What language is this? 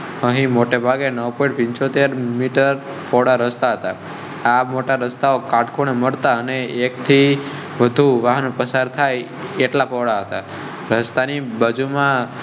Gujarati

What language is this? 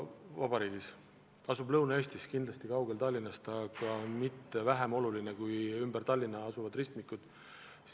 Estonian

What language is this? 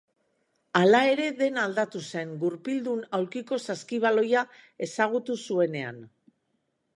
Basque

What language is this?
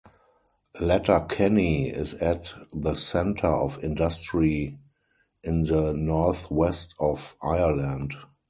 English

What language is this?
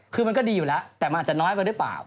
Thai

